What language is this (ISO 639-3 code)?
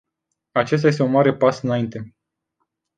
ron